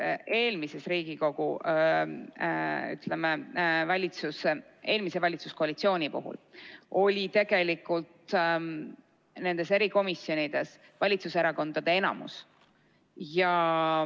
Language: Estonian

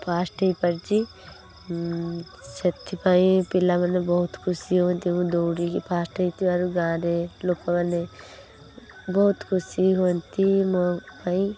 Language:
Odia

